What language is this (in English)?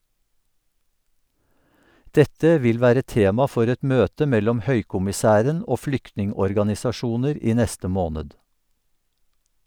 Norwegian